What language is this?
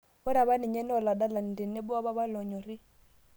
Masai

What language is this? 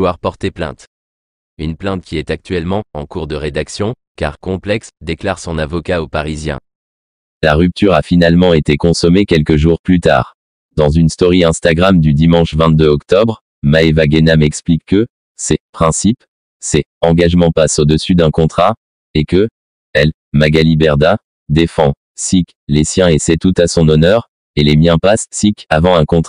French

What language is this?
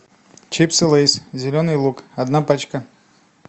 Russian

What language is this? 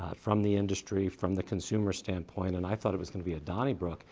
English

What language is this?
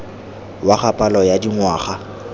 Tswana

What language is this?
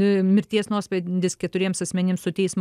Lithuanian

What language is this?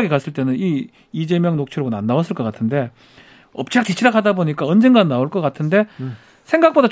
Korean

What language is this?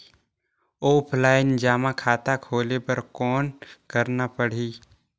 Chhattisgarhi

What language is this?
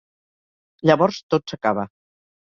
Catalan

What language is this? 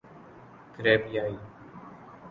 Urdu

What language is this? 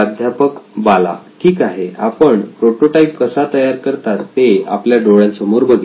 Marathi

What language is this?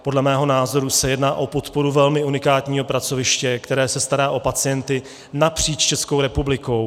Czech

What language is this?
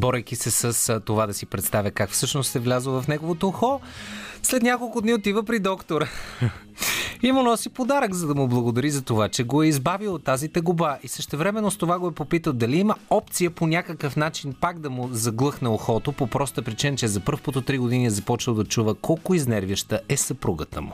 Bulgarian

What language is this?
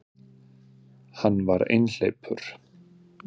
Icelandic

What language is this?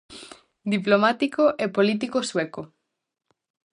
Galician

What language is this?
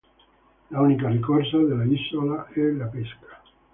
Italian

